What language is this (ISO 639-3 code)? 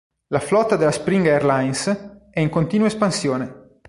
ita